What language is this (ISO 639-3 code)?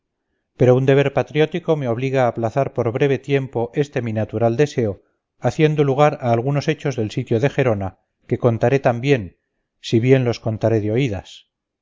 spa